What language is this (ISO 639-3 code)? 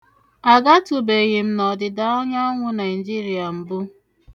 ibo